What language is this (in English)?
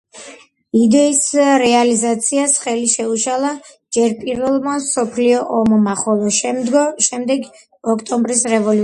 Georgian